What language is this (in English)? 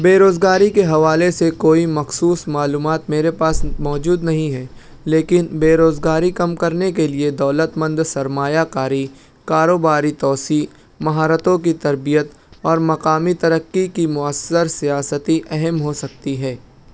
Urdu